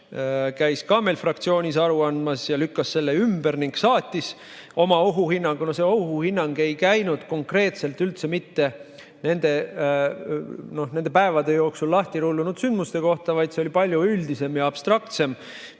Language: Estonian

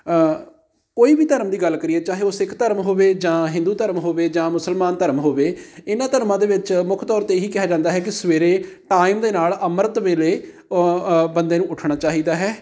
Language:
Punjabi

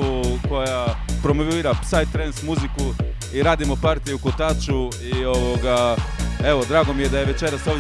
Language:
Croatian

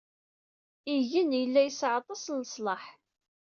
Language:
Kabyle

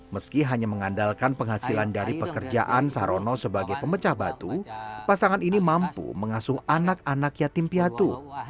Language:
Indonesian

